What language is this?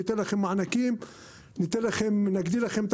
Hebrew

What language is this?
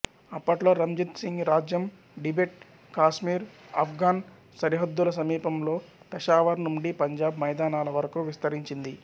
Telugu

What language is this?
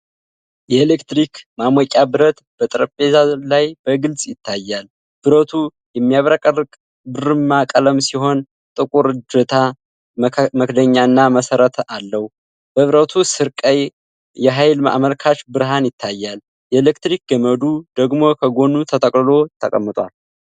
Amharic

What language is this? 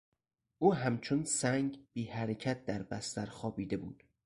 Persian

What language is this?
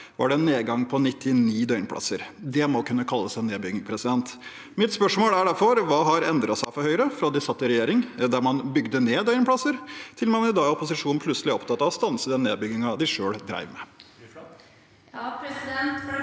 Norwegian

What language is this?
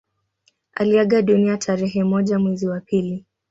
Swahili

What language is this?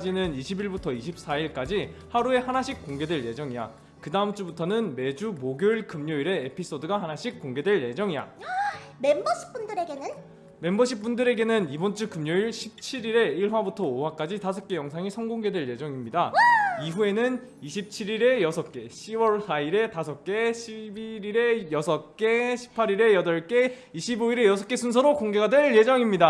Korean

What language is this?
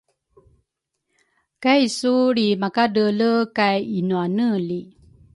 Rukai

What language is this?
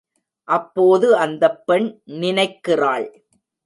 Tamil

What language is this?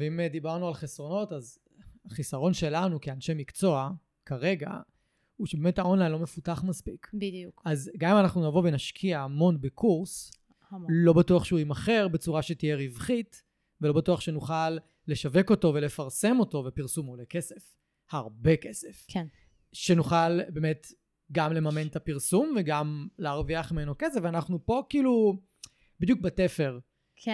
Hebrew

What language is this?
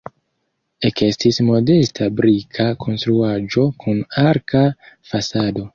Esperanto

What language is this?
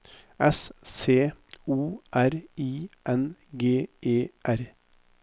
Norwegian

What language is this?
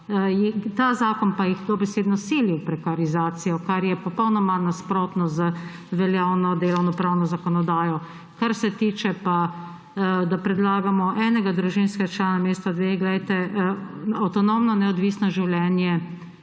Slovenian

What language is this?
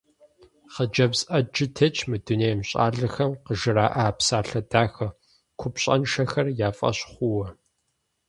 Kabardian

